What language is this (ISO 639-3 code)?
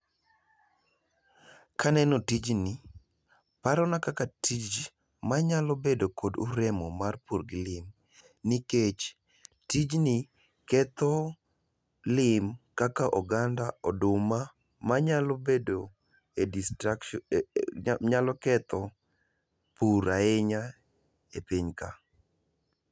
luo